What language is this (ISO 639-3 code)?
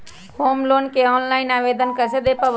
mag